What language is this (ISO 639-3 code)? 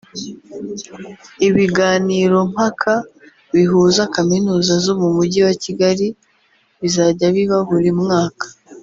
kin